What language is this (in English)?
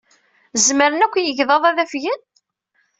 Kabyle